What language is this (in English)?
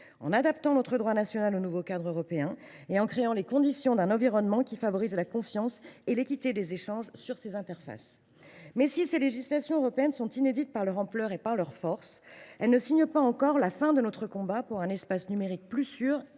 French